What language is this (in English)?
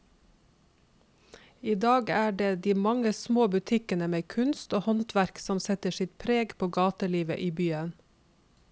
Norwegian